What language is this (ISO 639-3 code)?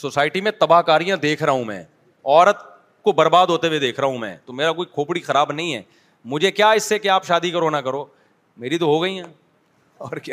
urd